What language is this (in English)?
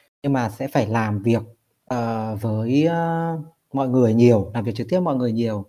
Vietnamese